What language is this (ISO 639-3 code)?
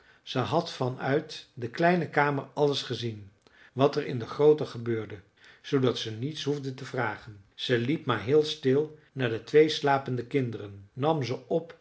nld